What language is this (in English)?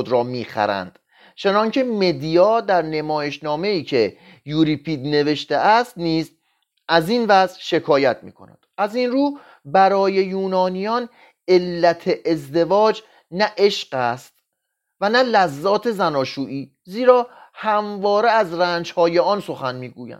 Persian